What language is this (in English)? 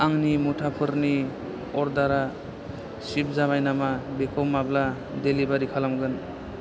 Bodo